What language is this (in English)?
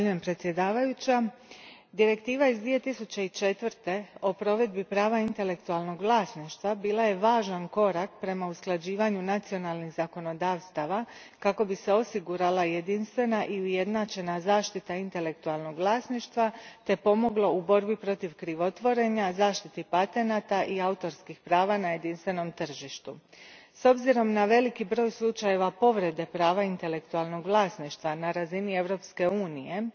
Croatian